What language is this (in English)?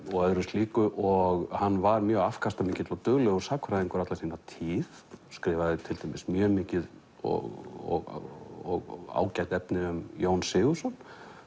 Icelandic